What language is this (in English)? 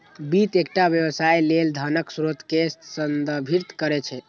Maithili